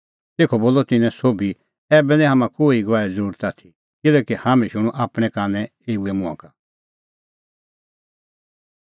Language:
Kullu Pahari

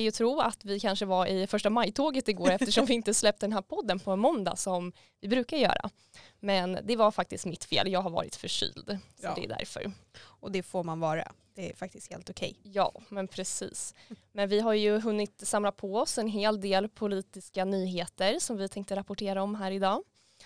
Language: Swedish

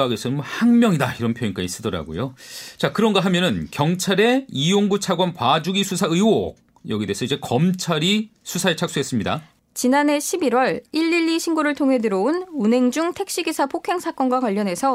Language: Korean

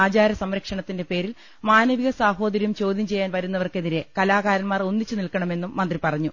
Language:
Malayalam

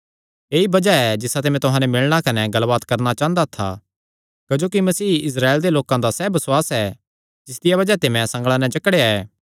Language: Kangri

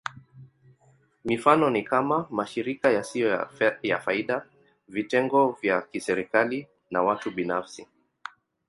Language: Swahili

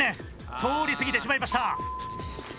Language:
Japanese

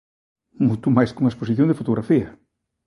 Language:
Galician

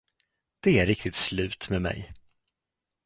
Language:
Swedish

